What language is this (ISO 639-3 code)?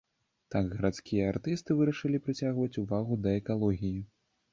bel